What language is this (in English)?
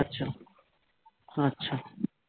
Bangla